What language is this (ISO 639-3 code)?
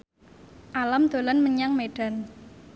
jav